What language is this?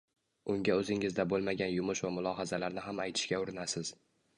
Uzbek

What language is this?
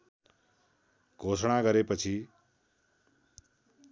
Nepali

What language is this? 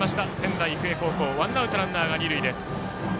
Japanese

